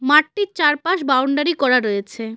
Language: Bangla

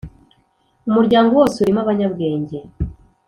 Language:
Kinyarwanda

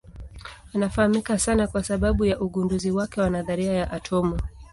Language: Swahili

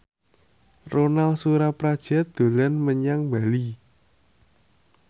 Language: Javanese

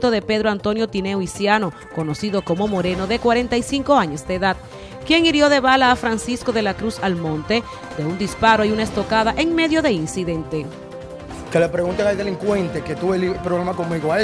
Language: Spanish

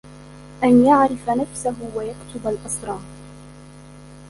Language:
Arabic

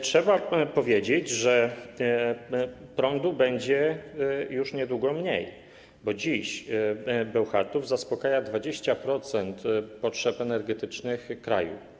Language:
Polish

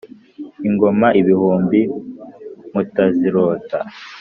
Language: Kinyarwanda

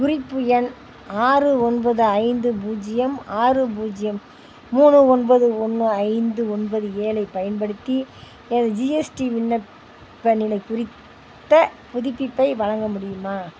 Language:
Tamil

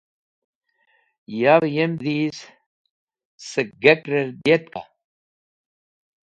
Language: Wakhi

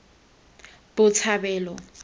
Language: Tswana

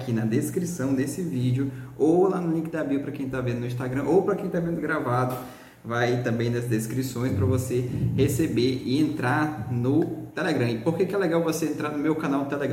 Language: Portuguese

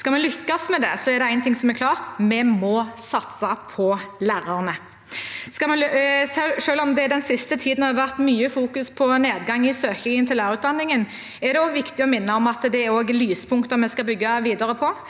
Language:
Norwegian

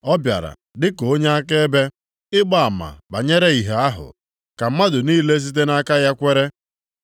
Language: Igbo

